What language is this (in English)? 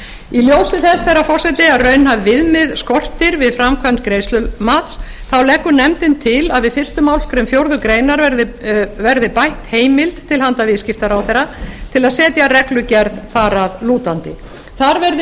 Icelandic